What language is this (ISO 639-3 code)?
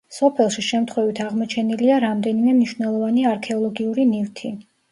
kat